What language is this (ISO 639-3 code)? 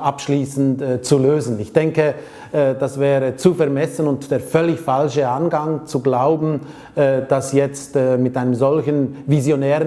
deu